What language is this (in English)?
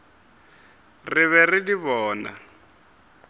Northern Sotho